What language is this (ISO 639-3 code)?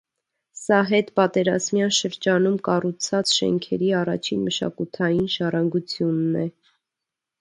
hye